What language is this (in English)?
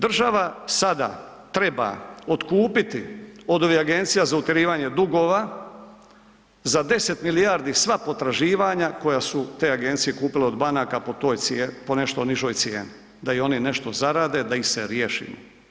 Croatian